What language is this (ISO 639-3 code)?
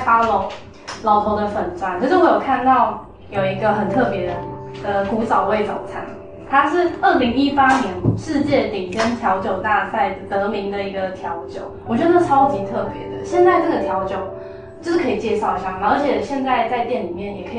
zho